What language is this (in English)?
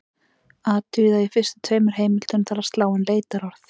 Icelandic